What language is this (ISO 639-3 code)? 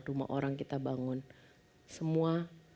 ind